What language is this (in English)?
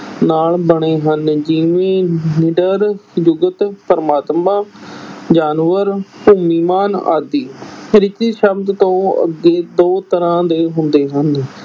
Punjabi